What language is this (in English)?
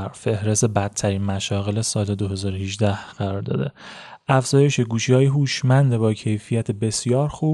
Persian